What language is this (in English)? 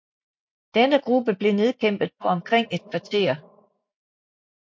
Danish